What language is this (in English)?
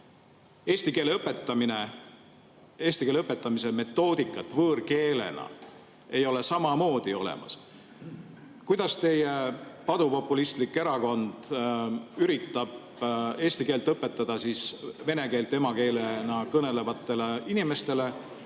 Estonian